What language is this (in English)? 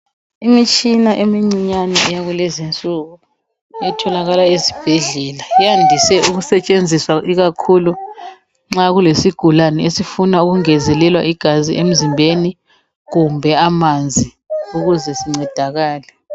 North Ndebele